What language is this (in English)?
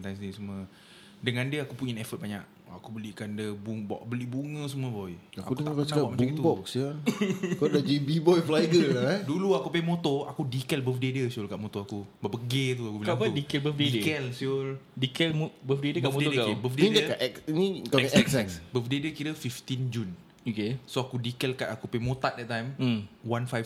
Malay